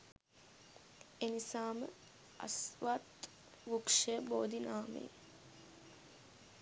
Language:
Sinhala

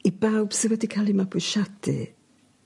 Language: Welsh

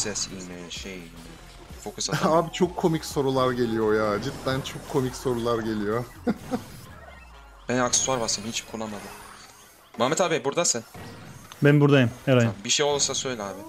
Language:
Turkish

